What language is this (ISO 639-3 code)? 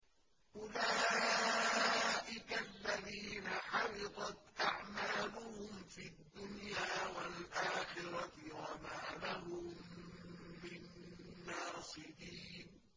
ara